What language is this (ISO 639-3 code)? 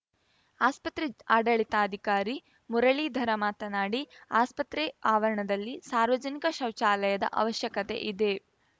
kan